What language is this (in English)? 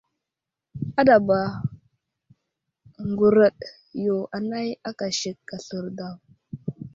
Wuzlam